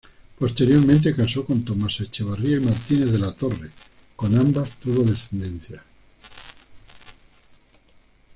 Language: Spanish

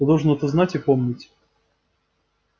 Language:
Russian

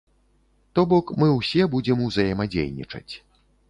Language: Belarusian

